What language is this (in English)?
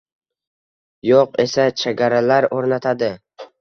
Uzbek